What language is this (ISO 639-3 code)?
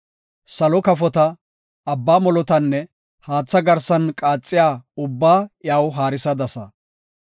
gof